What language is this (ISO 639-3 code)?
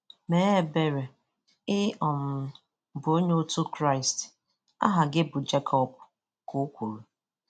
ibo